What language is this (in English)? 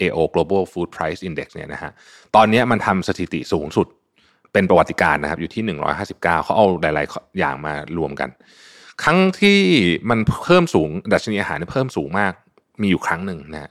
Thai